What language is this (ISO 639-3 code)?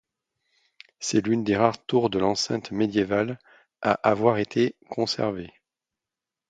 fra